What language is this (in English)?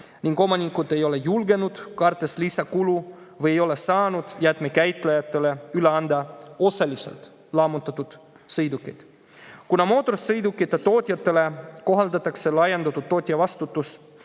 Estonian